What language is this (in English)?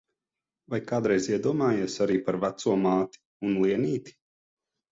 Latvian